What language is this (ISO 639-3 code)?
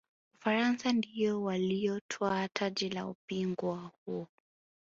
swa